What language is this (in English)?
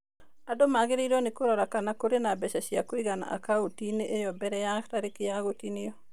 Kikuyu